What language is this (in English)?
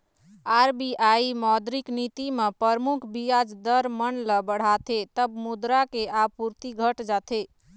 Chhattisgarhi